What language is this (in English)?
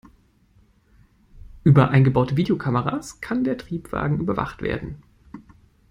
German